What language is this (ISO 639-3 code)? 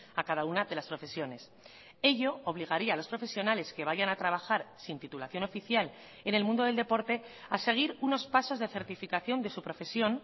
spa